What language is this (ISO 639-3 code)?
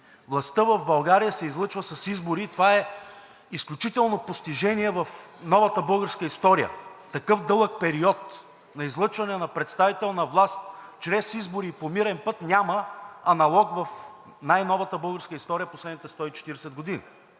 bul